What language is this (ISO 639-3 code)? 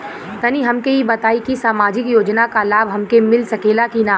bho